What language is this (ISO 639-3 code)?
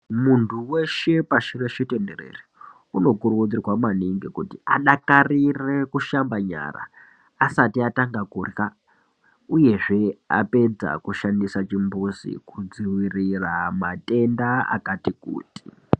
ndc